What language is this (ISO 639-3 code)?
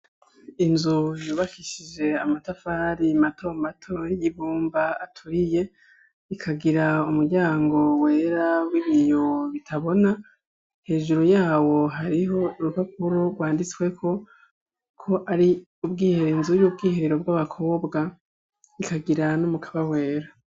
run